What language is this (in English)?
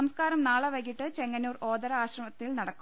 Malayalam